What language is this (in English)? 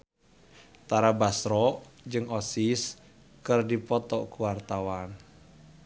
Sundanese